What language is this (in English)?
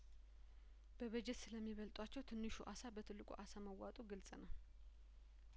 Amharic